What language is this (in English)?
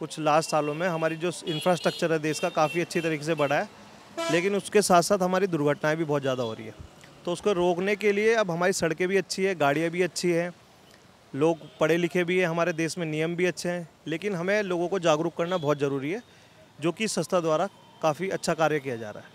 Hindi